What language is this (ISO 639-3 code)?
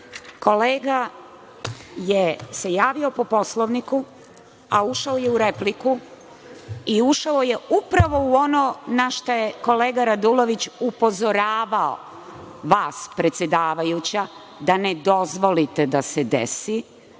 srp